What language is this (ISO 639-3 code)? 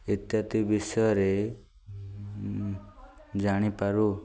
ori